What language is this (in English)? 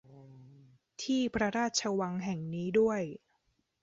Thai